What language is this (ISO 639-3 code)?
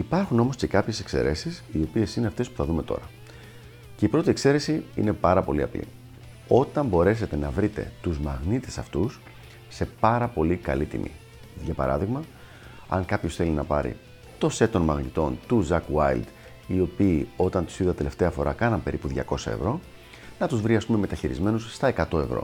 ell